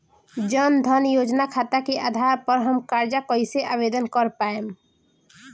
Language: Bhojpuri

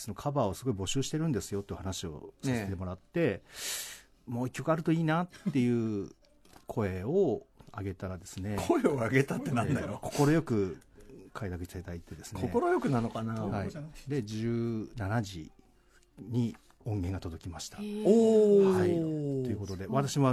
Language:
Japanese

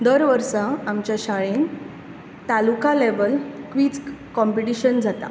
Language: Konkani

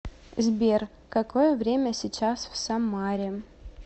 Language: Russian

